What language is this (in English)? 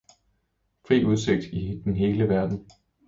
Danish